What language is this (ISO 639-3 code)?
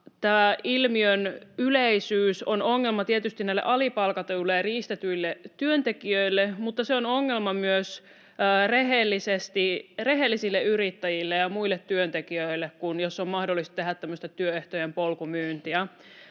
fin